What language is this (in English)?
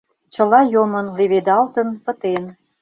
Mari